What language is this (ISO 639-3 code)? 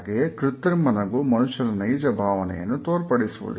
kan